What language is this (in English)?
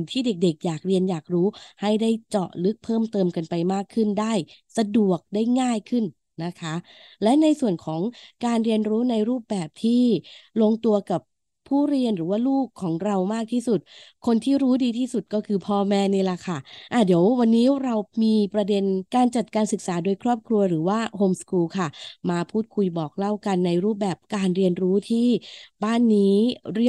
Thai